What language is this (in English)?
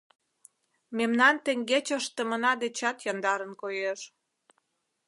Mari